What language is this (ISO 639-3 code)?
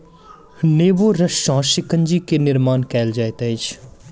mai